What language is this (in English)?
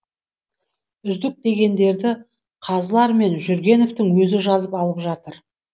Kazakh